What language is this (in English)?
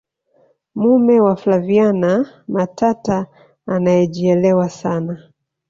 Swahili